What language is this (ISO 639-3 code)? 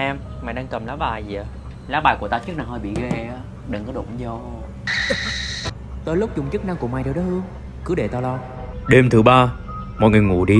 vie